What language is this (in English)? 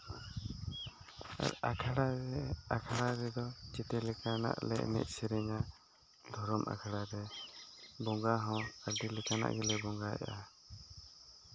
Santali